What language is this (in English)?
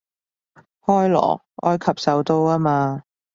Cantonese